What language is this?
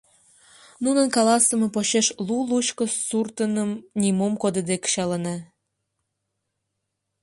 Mari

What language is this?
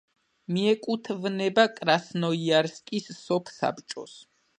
Georgian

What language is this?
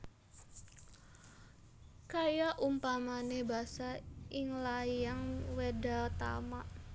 Javanese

